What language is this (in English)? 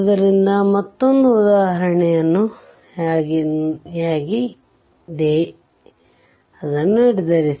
Kannada